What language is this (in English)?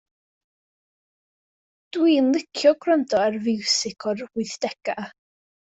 Welsh